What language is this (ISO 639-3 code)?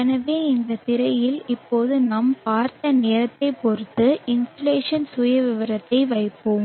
tam